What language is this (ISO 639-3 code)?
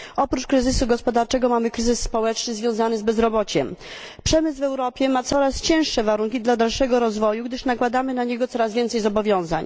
pol